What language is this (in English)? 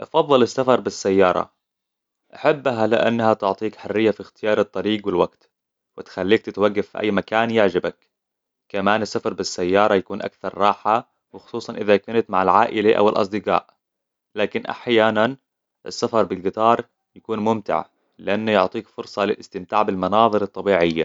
Hijazi Arabic